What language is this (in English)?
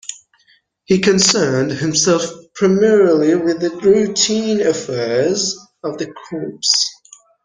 English